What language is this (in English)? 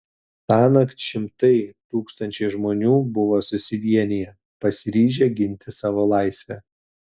Lithuanian